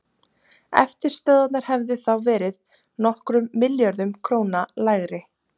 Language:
Icelandic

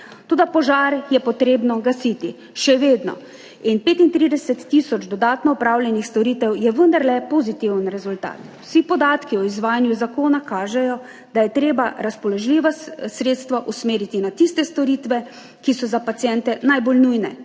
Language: Slovenian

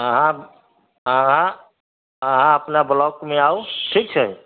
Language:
Maithili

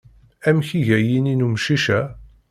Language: Kabyle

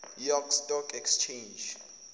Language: Zulu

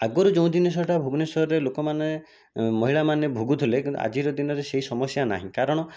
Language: Odia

